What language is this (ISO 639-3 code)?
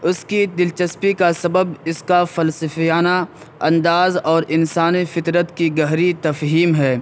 urd